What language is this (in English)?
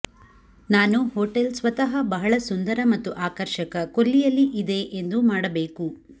Kannada